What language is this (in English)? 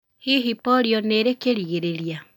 Kikuyu